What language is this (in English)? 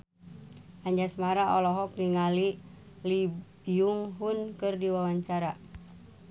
Sundanese